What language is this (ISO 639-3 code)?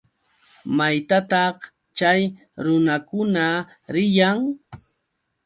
qux